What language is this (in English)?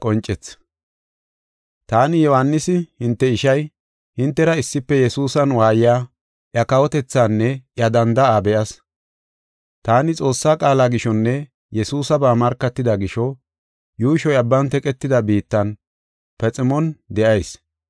Gofa